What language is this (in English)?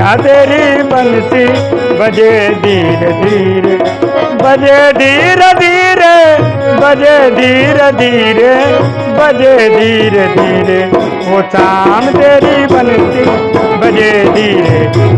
Hindi